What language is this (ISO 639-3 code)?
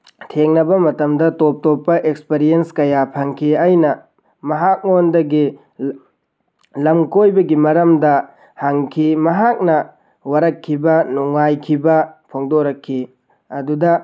mni